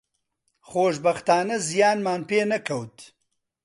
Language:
Central Kurdish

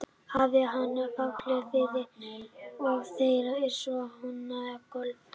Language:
Icelandic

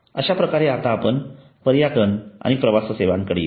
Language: Marathi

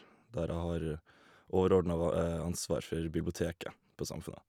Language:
Norwegian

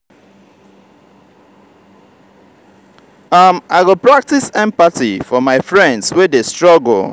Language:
Nigerian Pidgin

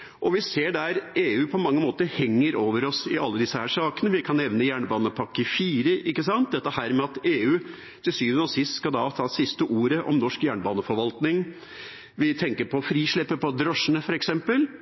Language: Norwegian Bokmål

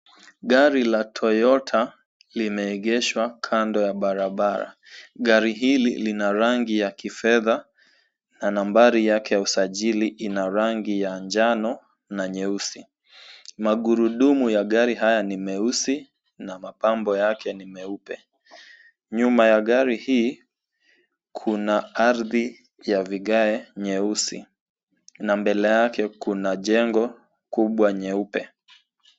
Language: Swahili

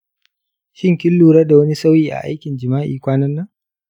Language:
Hausa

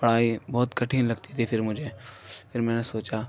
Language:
Urdu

